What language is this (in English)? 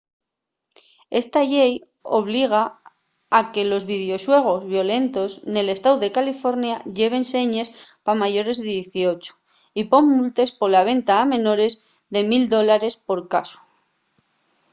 Asturian